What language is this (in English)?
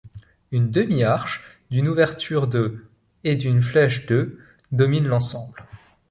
French